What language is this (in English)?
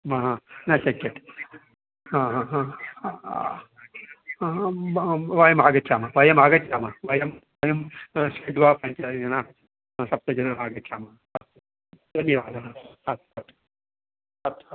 Sanskrit